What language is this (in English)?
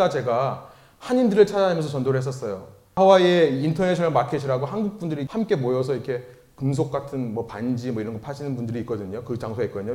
Korean